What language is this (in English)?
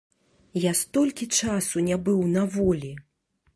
Belarusian